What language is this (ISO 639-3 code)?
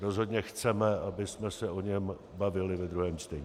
ces